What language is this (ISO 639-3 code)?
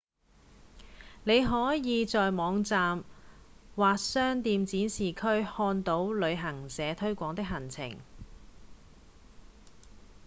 yue